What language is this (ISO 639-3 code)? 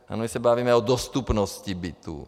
ces